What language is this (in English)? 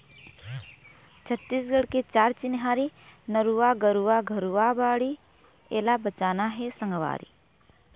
Chhattisgarhi